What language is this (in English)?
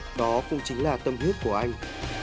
Vietnamese